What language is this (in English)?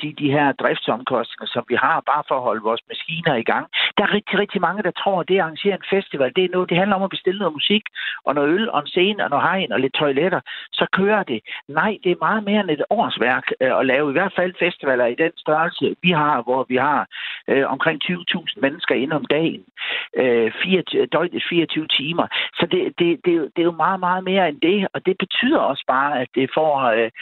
Danish